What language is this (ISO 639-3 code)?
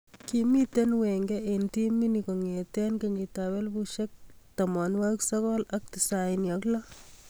kln